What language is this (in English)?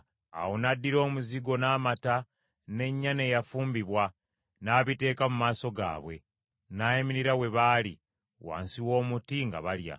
Ganda